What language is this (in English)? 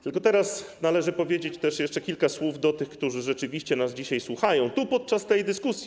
Polish